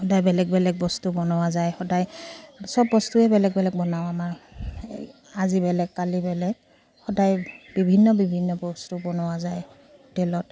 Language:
Assamese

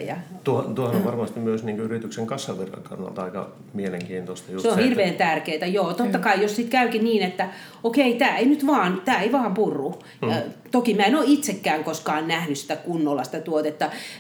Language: Finnish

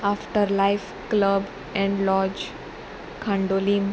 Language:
Konkani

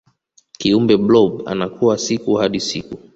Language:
Swahili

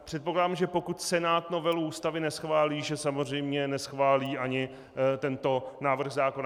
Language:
Czech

